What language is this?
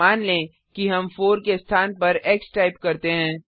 Hindi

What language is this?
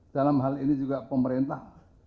Indonesian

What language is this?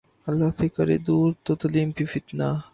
Urdu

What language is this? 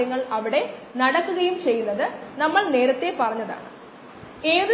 Malayalam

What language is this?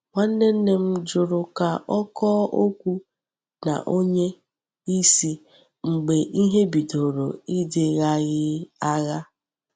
Igbo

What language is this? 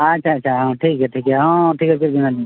Santali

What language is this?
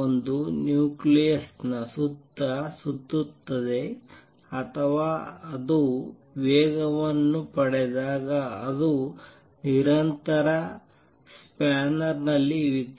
Kannada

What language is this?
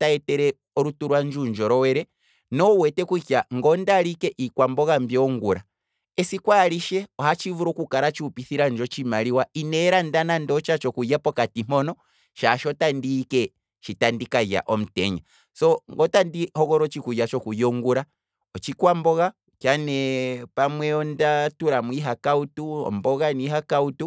Kwambi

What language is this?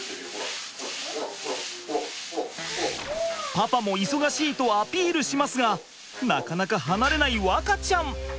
Japanese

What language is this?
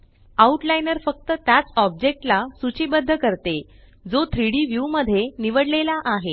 Marathi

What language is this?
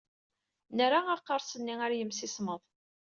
Kabyle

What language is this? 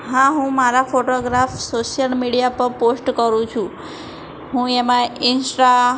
Gujarati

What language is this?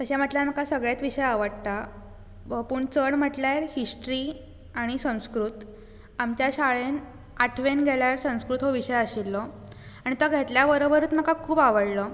Konkani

